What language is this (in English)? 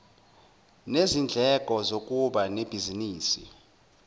Zulu